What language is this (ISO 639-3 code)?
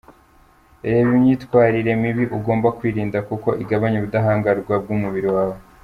kin